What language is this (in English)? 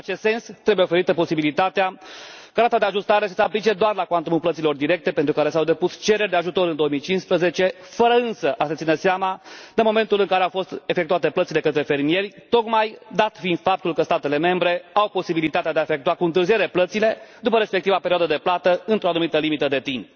Romanian